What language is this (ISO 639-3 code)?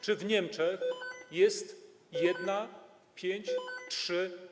pol